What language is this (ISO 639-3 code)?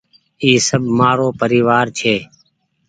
gig